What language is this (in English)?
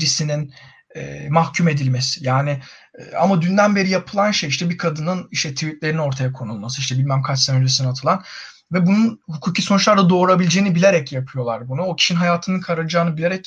Turkish